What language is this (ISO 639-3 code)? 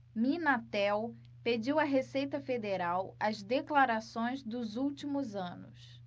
por